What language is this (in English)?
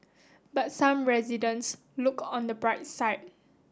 English